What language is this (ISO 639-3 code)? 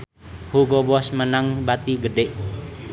sun